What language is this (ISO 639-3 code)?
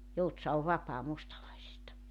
fin